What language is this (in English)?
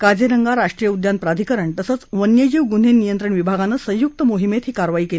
Marathi